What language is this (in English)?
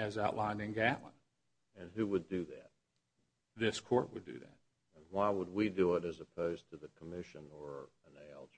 English